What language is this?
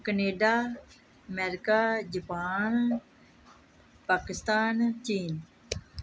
Punjabi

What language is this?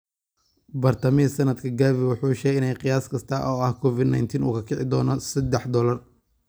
Somali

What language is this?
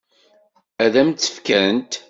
Kabyle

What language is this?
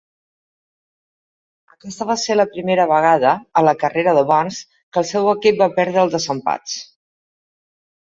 Catalan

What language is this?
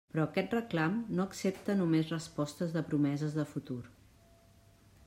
Catalan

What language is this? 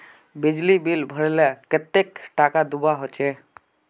Magahi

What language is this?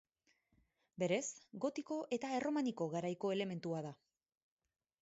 Basque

